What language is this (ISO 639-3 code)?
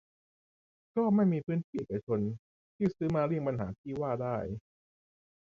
tha